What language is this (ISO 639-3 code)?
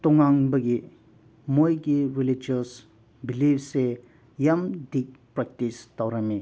mni